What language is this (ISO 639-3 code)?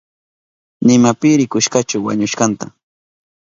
qup